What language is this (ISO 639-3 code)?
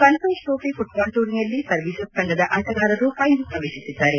kan